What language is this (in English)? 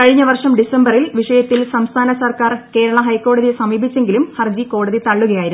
Malayalam